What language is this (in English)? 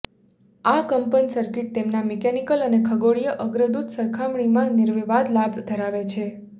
Gujarati